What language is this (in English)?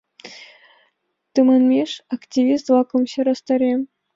Mari